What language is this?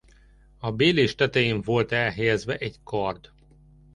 Hungarian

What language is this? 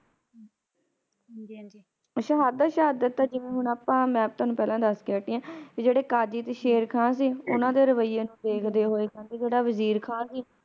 Punjabi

